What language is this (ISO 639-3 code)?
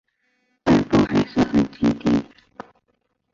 zho